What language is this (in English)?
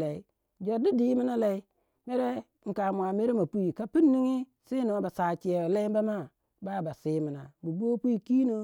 Waja